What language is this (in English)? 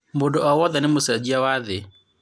Kikuyu